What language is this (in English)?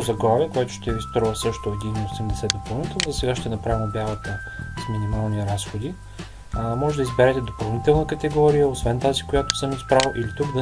Bulgarian